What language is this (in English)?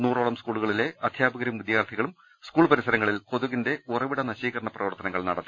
Malayalam